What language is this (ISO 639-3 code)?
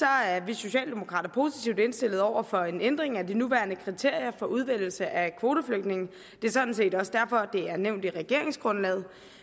dan